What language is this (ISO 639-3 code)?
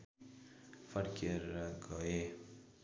nep